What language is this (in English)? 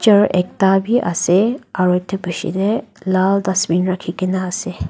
Naga Pidgin